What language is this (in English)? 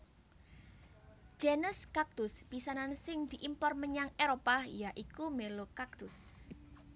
Javanese